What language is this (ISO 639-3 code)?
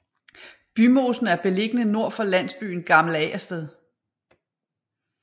dan